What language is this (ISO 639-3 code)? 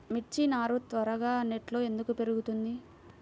tel